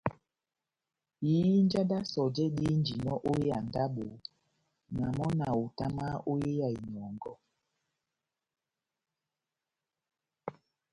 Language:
Batanga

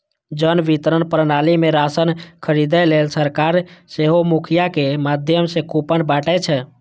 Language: Maithili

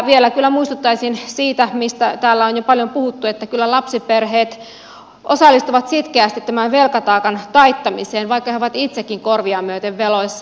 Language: Finnish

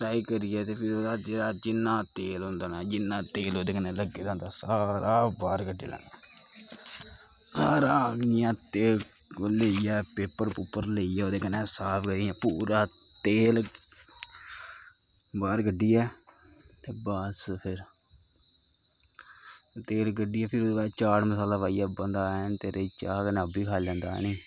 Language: Dogri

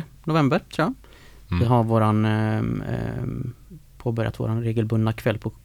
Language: Swedish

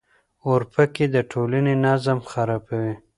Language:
Pashto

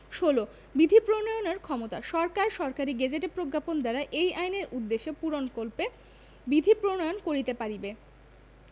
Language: Bangla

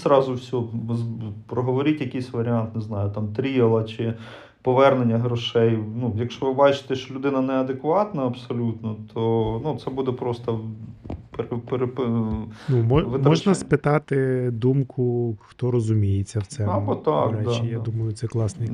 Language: Ukrainian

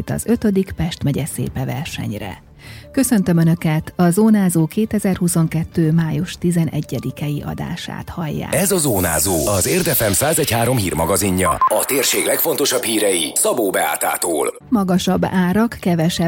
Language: Hungarian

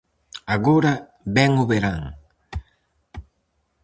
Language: Galician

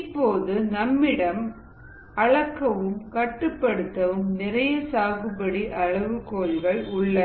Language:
Tamil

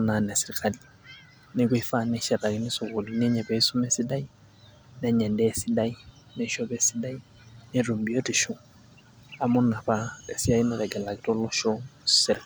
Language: Masai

